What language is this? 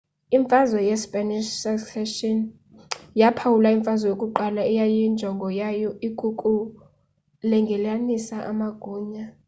Xhosa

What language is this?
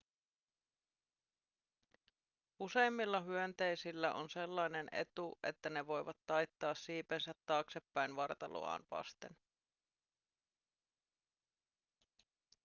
Finnish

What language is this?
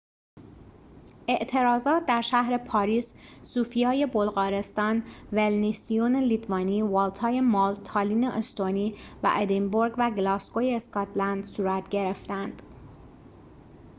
Persian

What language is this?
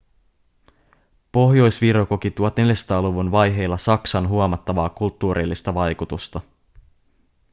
Finnish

